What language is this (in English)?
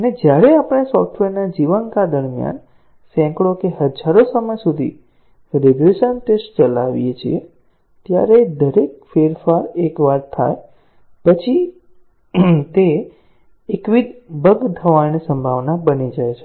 Gujarati